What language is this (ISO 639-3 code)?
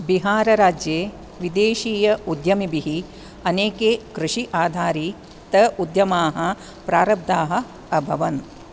san